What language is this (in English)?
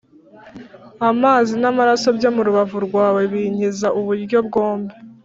Kinyarwanda